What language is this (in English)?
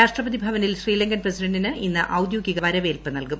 Malayalam